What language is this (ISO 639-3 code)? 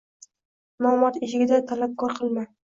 uzb